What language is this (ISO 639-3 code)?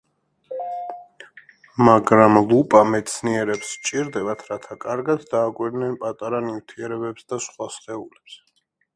kat